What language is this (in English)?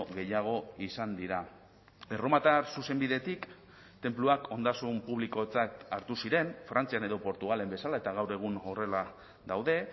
Basque